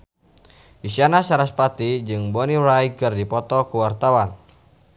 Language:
Sundanese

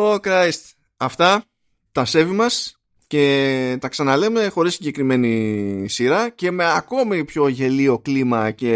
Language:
Greek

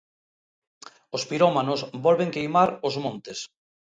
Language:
Galician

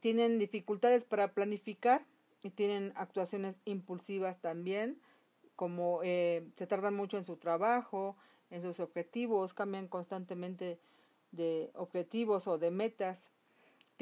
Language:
Spanish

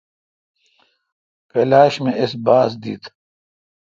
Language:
Kalkoti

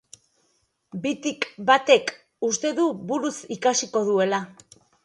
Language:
Basque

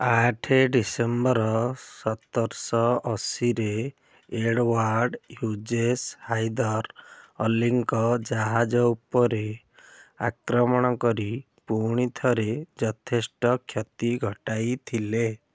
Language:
Odia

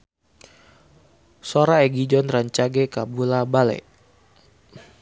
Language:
Sundanese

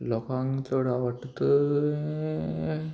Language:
Konkani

